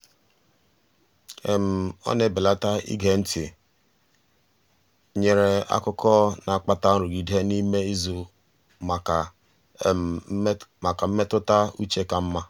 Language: Igbo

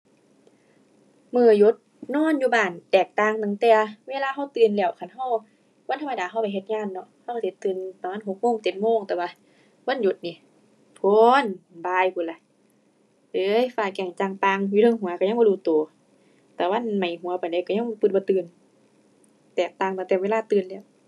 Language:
Thai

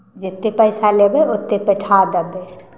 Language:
Maithili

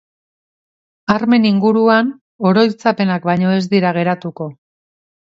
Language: Basque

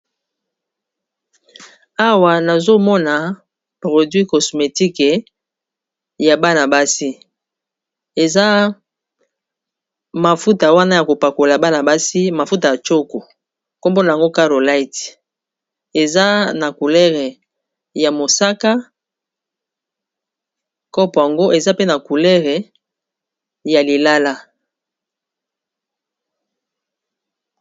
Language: Lingala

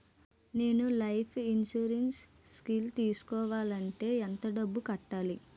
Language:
Telugu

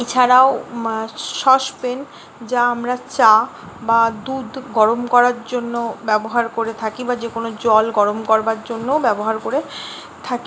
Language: Bangla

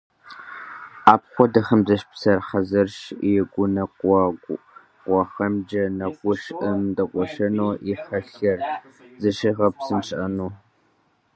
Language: Kabardian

